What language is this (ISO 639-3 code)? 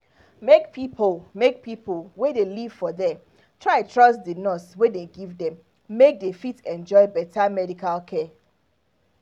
pcm